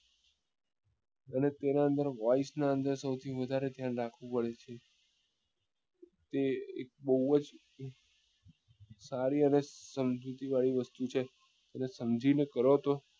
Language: Gujarati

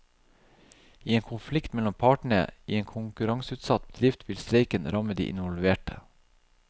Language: Norwegian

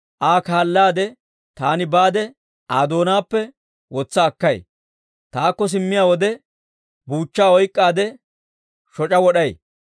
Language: Dawro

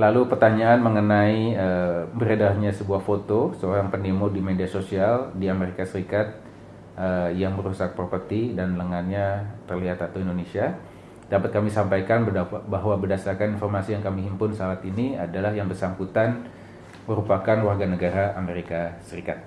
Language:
Indonesian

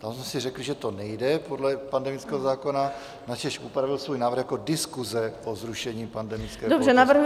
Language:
Czech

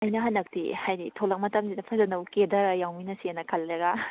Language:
Manipuri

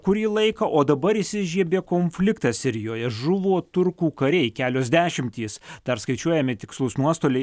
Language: Lithuanian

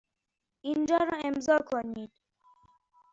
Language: Persian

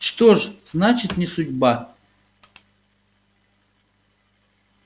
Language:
Russian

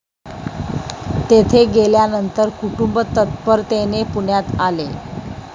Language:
Marathi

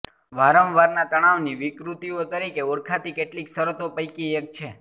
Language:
Gujarati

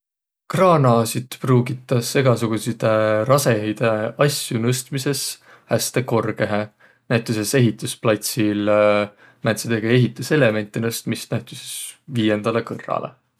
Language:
Võro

